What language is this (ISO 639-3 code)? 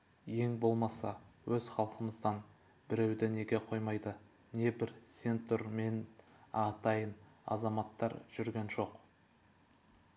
kaz